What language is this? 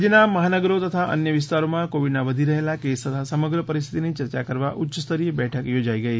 Gujarati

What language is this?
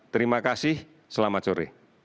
Indonesian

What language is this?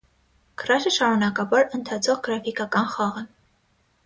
Armenian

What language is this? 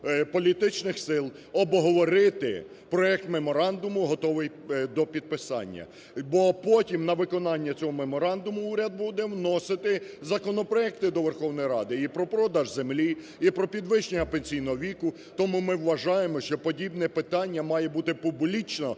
Ukrainian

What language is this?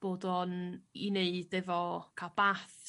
Welsh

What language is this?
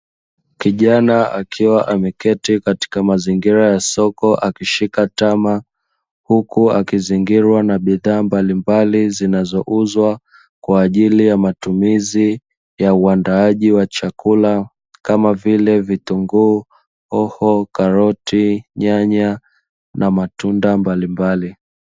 Swahili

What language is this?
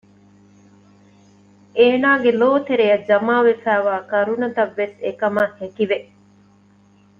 Divehi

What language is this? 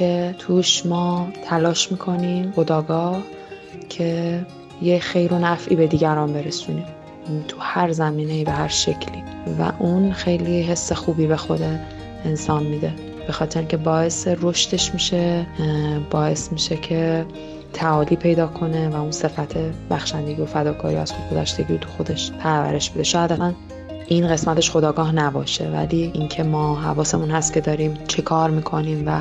Persian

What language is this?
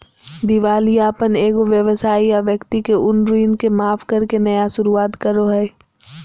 Magahi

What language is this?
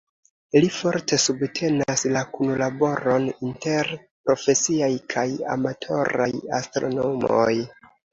Esperanto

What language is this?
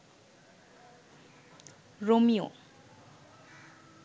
Bangla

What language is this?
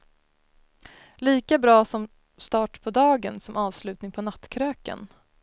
Swedish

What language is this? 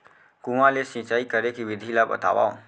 Chhattisgarhi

